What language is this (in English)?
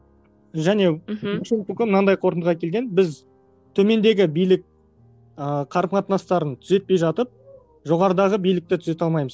Kazakh